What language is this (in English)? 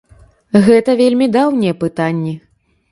Belarusian